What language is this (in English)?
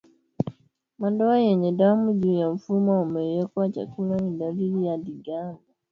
Swahili